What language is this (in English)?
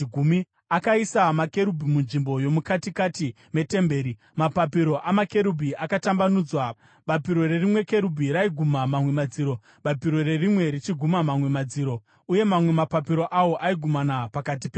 Shona